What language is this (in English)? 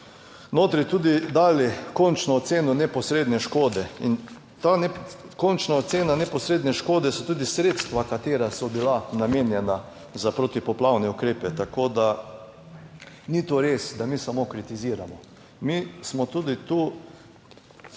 Slovenian